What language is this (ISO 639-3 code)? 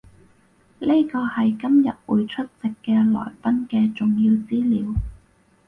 yue